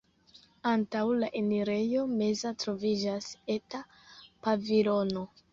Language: Esperanto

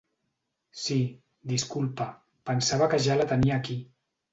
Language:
Catalan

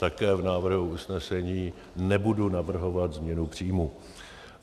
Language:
Czech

